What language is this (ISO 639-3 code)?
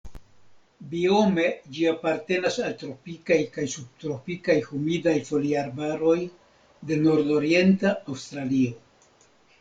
epo